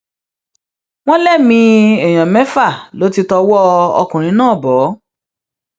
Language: Yoruba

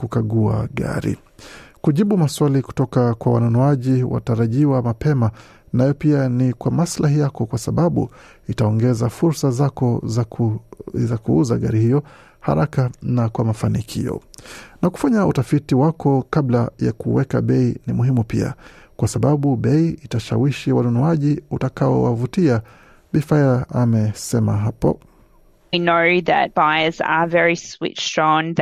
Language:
Swahili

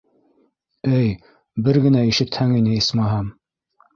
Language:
Bashkir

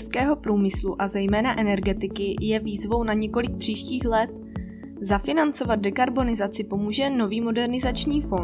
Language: Czech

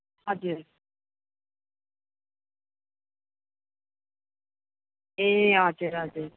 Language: Nepali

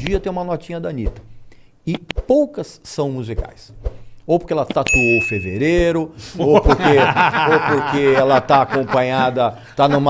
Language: Portuguese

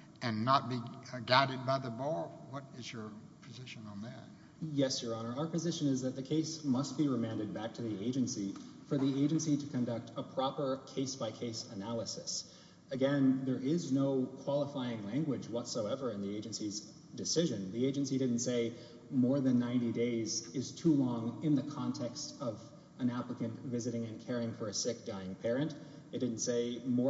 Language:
English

